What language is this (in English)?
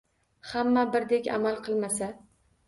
Uzbek